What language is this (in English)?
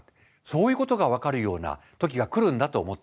Japanese